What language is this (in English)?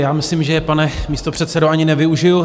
Czech